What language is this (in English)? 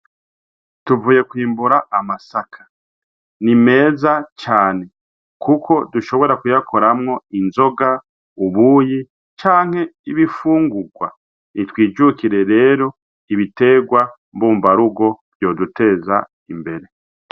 Rundi